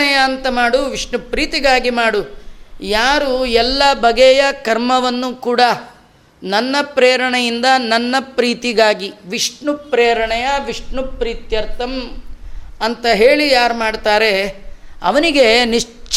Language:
Kannada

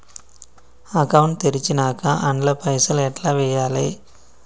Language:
Telugu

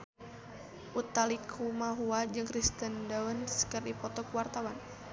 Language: Sundanese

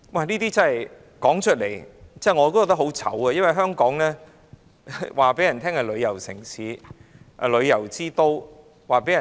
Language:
Cantonese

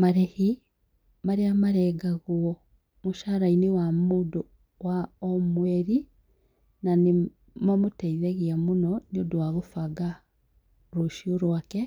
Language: Kikuyu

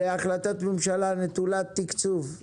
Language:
Hebrew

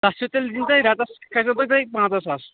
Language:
Kashmiri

